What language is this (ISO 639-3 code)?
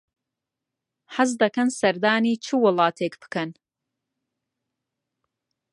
ckb